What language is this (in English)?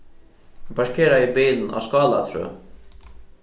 Faroese